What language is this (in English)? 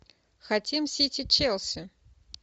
Russian